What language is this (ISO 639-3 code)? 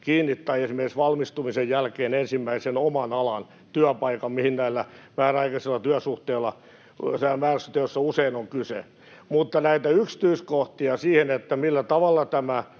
fin